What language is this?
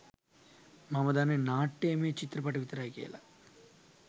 Sinhala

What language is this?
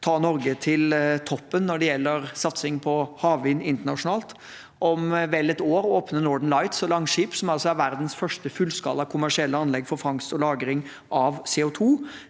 Norwegian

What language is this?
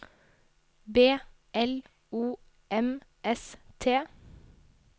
Norwegian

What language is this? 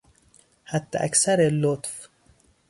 Persian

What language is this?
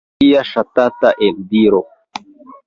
Esperanto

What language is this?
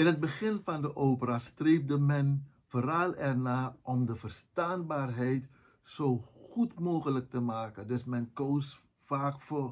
Dutch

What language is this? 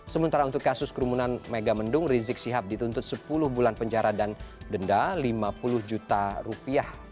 Indonesian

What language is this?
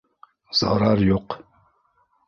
Bashkir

